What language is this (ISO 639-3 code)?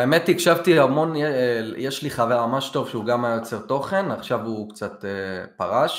heb